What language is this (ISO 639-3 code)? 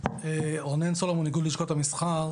heb